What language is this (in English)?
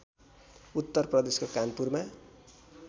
Nepali